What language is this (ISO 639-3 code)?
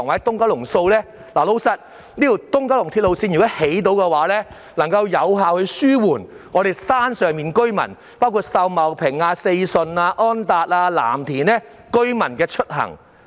yue